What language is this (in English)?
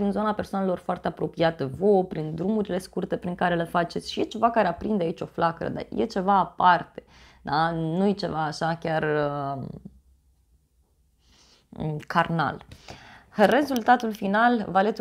Romanian